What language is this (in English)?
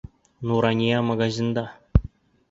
Bashkir